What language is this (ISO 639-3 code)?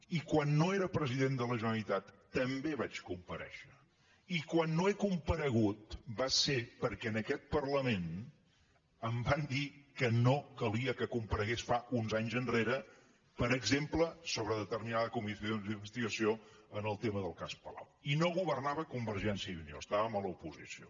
cat